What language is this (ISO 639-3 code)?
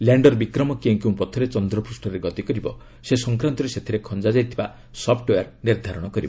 ori